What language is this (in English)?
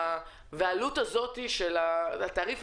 Hebrew